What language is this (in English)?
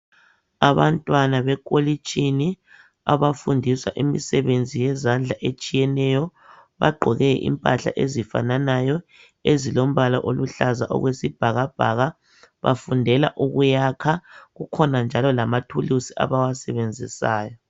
North Ndebele